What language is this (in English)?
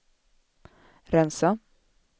Swedish